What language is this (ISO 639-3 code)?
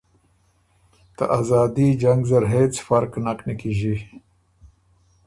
oru